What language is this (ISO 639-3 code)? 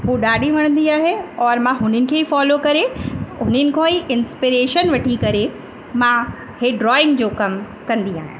snd